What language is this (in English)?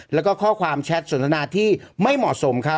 Thai